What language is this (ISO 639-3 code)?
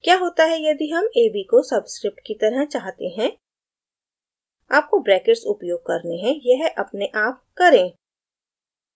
hin